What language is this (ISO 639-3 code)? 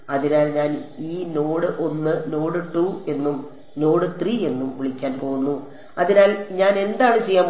mal